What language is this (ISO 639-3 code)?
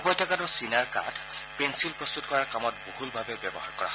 asm